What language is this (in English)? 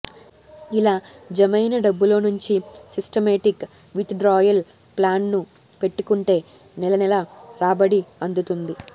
Telugu